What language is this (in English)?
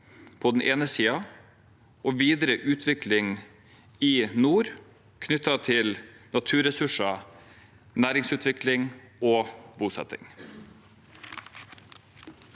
Norwegian